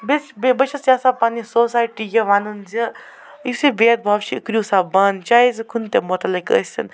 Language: Kashmiri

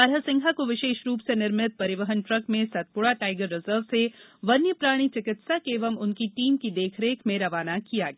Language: Hindi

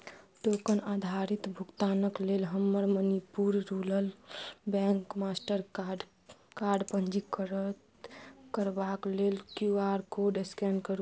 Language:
Maithili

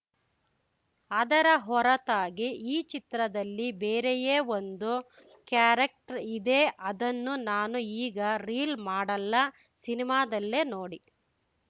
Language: Kannada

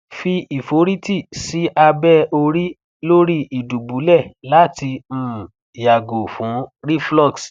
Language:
Yoruba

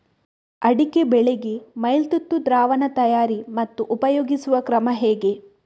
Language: Kannada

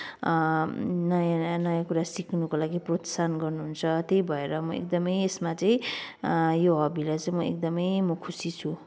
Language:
Nepali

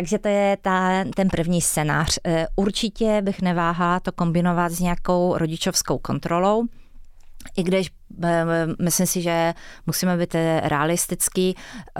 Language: Czech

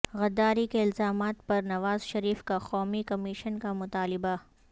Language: Urdu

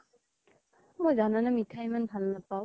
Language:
Assamese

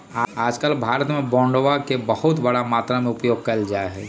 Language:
Magahi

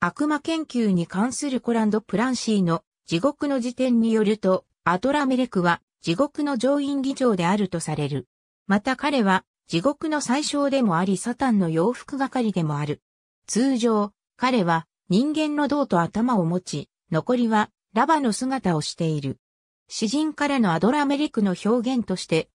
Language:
Japanese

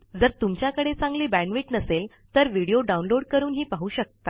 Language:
Marathi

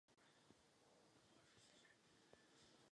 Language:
Czech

